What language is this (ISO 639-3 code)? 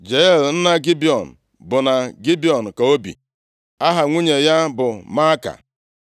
ibo